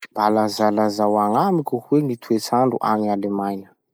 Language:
Masikoro Malagasy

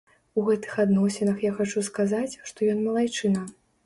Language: Belarusian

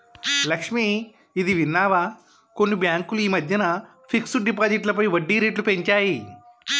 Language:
Telugu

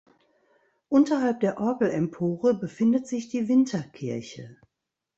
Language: German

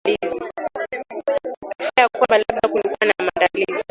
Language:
Swahili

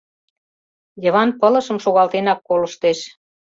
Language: Mari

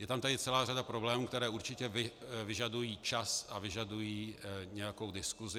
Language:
Czech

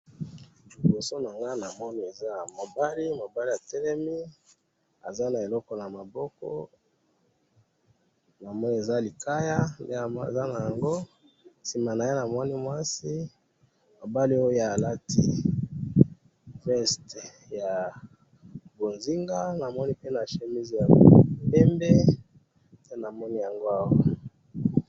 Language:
Lingala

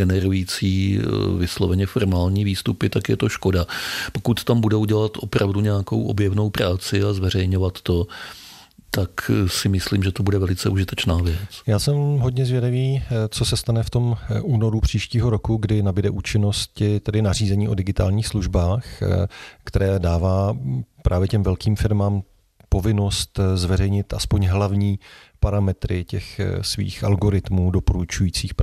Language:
Czech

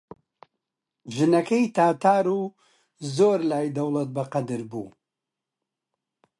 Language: Central Kurdish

